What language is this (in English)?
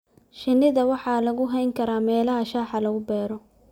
Somali